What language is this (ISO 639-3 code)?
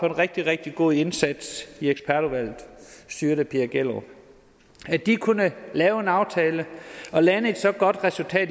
dan